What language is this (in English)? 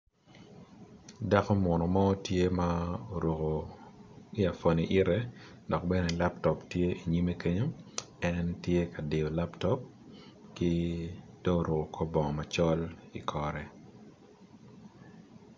Acoli